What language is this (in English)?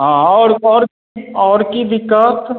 Maithili